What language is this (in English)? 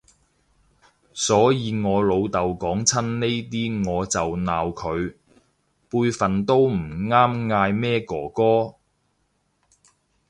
Cantonese